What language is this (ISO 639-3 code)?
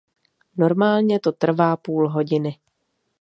ces